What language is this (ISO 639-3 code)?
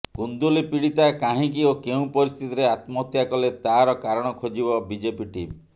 ori